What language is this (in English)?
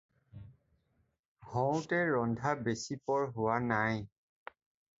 Assamese